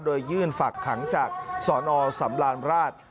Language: Thai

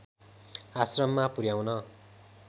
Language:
Nepali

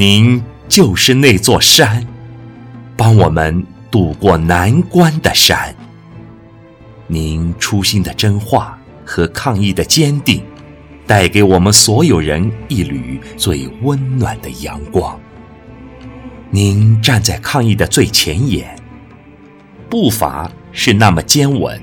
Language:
Chinese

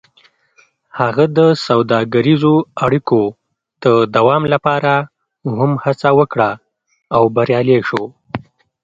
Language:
Pashto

